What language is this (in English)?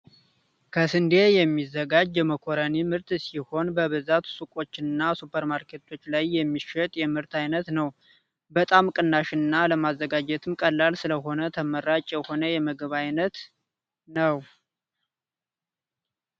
Amharic